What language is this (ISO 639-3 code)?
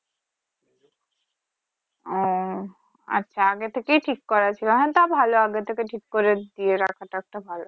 ben